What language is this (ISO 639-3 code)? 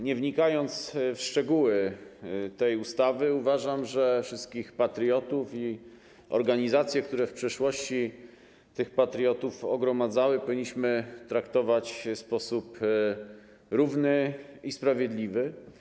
pol